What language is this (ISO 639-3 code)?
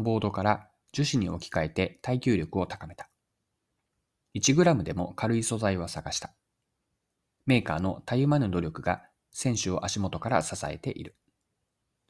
jpn